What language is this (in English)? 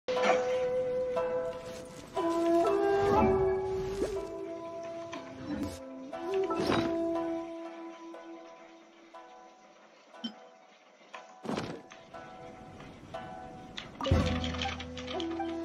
Japanese